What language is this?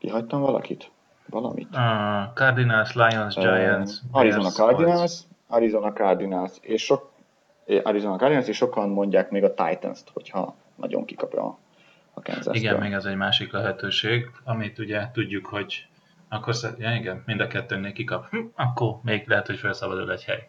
Hungarian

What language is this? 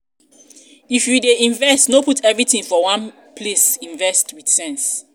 Nigerian Pidgin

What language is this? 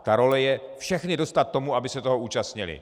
Czech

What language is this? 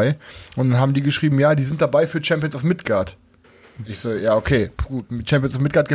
German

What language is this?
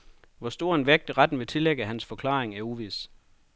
Danish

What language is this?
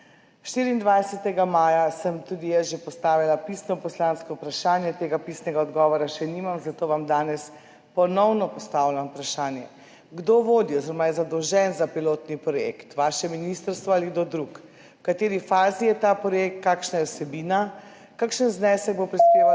Slovenian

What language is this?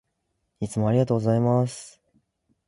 Japanese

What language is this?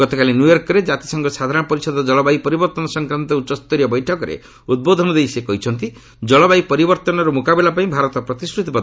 Odia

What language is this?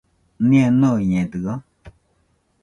Nüpode Huitoto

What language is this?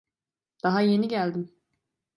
Turkish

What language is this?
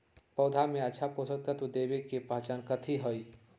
Magahi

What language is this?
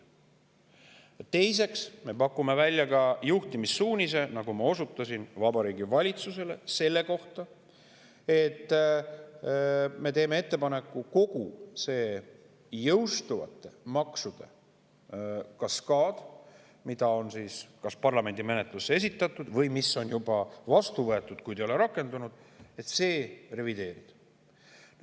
Estonian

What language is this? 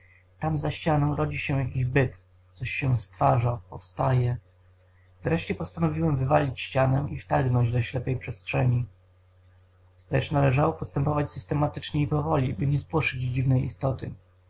Polish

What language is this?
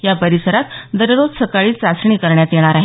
Marathi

